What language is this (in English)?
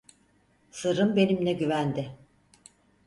Turkish